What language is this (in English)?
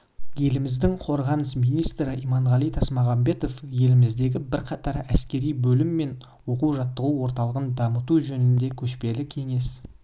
Kazakh